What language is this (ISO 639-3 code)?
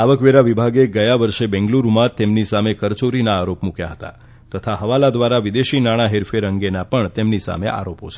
guj